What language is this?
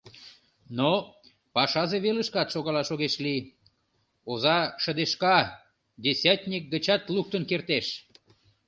Mari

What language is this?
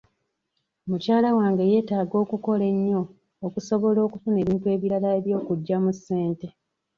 Ganda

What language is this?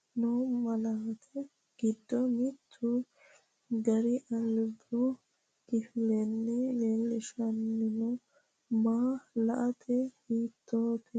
Sidamo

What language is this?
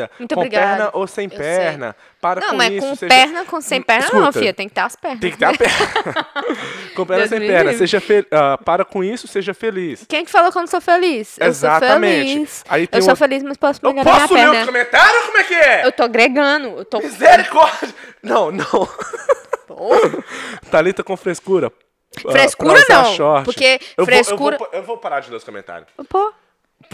Portuguese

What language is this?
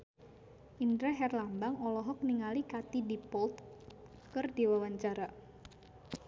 Sundanese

